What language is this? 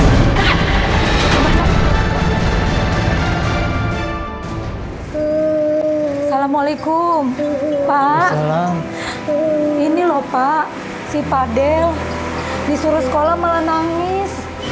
Indonesian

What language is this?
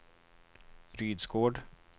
Swedish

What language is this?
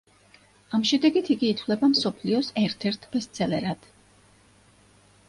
Georgian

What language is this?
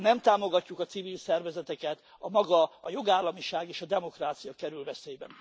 Hungarian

